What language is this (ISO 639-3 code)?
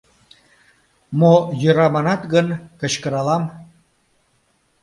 chm